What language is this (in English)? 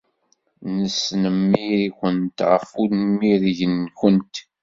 Kabyle